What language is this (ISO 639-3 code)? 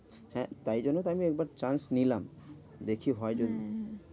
ben